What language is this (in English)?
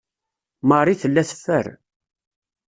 Kabyle